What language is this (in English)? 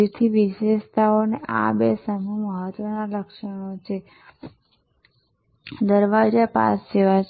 Gujarati